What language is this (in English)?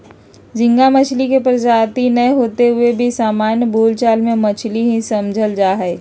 Magahi